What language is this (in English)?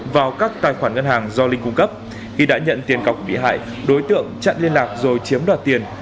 Vietnamese